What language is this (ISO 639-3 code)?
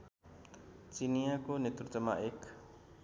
nep